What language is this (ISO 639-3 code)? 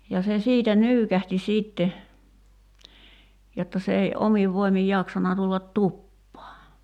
fin